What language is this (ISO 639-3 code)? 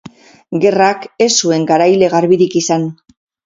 eus